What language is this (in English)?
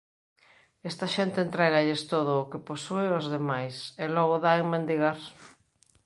Galician